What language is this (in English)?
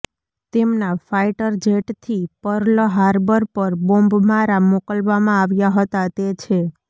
Gujarati